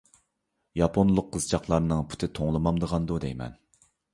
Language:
Uyghur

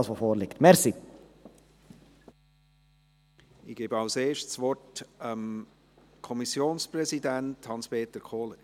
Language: Swiss German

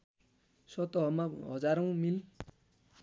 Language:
Nepali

